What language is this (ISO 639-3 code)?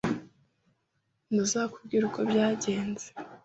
kin